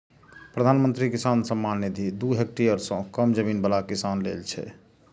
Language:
Maithili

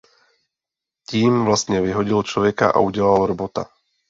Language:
Czech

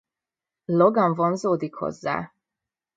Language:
Hungarian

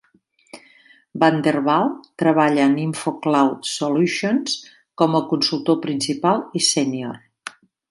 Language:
Catalan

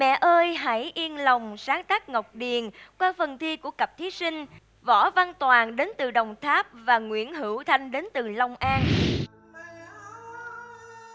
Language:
Vietnamese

